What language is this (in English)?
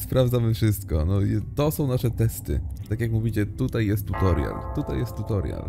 Polish